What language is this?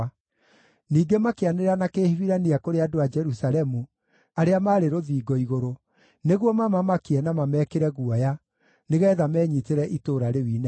Kikuyu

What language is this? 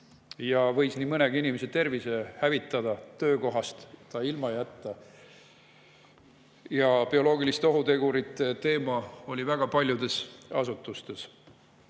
Estonian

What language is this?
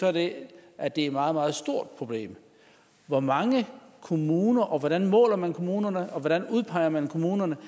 Danish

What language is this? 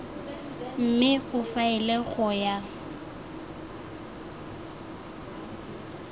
Tswana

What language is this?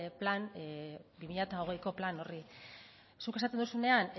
Basque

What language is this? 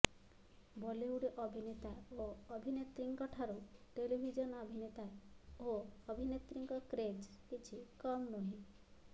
Odia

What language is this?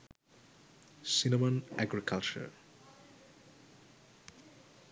Sinhala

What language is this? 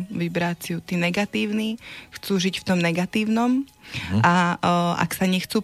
Slovak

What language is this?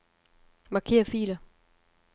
Danish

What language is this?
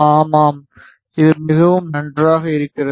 Tamil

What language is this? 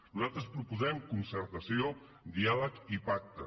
Catalan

